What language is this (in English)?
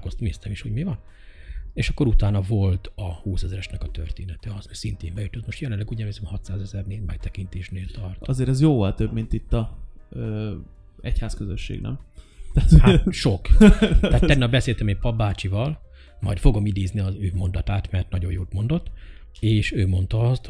Hungarian